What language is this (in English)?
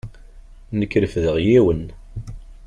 Kabyle